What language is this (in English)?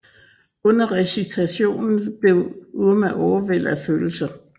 Danish